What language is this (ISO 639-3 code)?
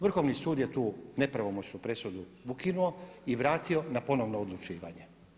hrv